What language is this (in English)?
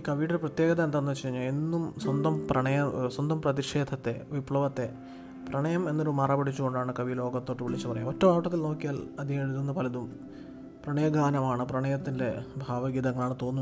Malayalam